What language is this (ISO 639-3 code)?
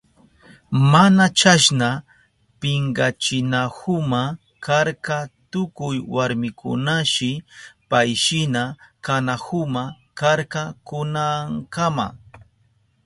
qup